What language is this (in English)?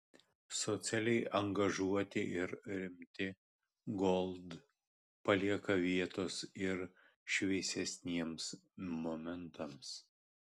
Lithuanian